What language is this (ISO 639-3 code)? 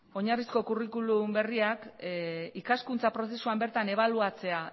eus